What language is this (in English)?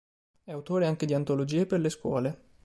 Italian